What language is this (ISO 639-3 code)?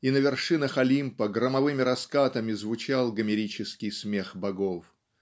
rus